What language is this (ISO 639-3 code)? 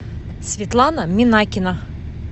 rus